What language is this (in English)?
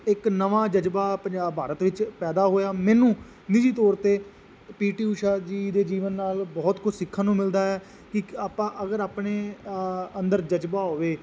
Punjabi